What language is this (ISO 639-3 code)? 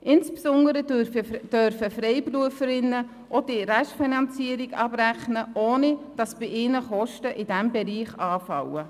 gsw